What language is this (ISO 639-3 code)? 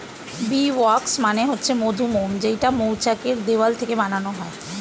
ben